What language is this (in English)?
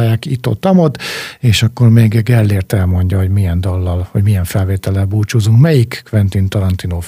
Hungarian